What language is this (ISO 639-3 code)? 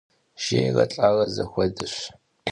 kbd